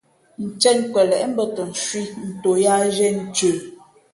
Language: Fe'fe'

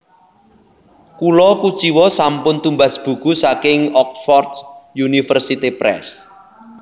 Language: Javanese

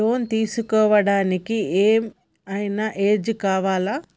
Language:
Telugu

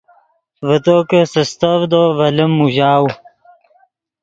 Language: Yidgha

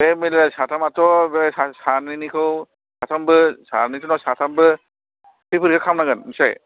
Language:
Bodo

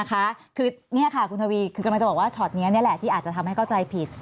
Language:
Thai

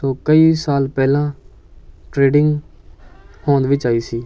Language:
Punjabi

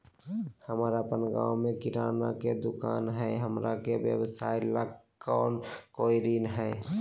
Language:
Magahi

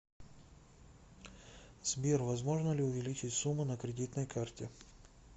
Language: Russian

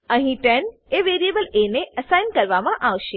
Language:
Gujarati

